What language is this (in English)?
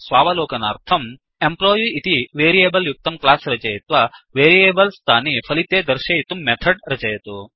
Sanskrit